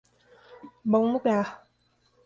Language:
Portuguese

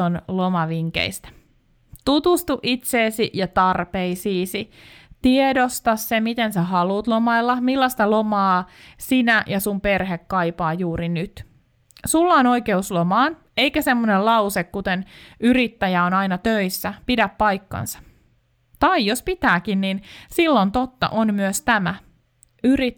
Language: Finnish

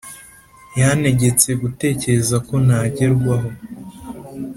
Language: Kinyarwanda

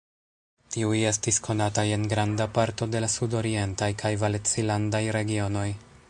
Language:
Esperanto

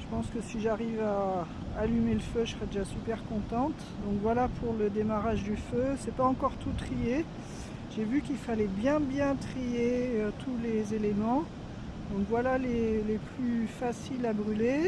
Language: French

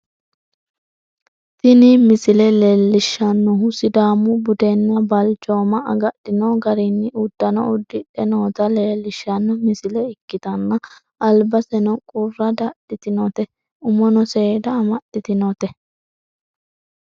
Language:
Sidamo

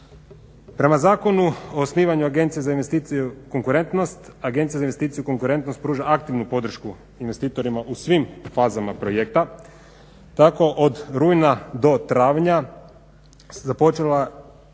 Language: Croatian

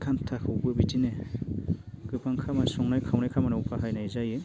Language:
Bodo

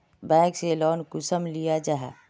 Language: Magahi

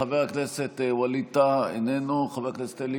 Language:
Hebrew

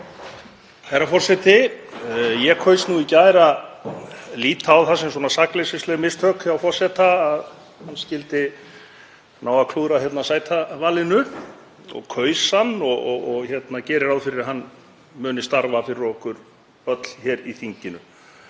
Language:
Icelandic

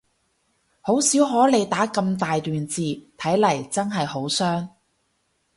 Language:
Cantonese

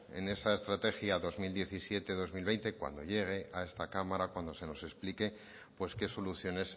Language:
Spanish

